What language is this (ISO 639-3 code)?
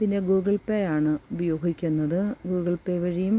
mal